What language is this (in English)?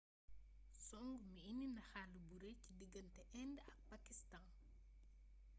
Wolof